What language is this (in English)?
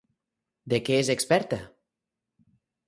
Catalan